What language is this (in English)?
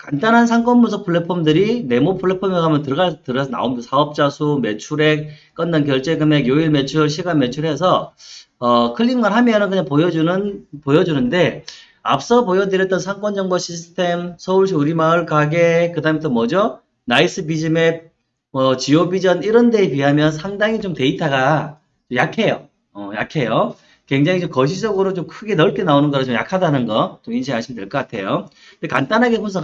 Korean